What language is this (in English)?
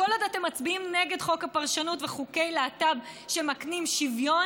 Hebrew